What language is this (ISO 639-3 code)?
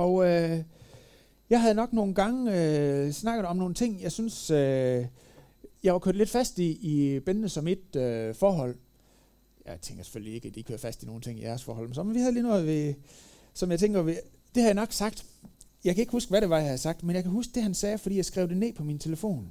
dan